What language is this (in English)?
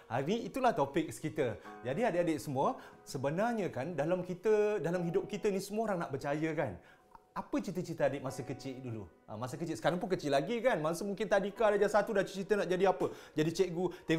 Malay